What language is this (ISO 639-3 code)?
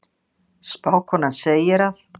isl